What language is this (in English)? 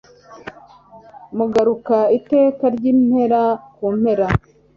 Kinyarwanda